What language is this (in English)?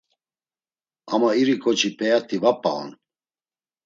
Laz